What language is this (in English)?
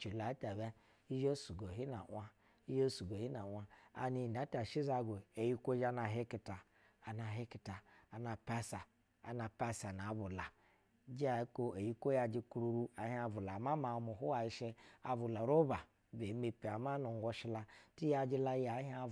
Basa (Nigeria)